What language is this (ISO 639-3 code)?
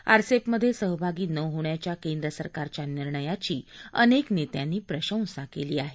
mar